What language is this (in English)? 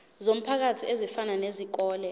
Zulu